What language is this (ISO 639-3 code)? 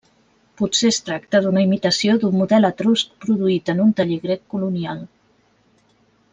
cat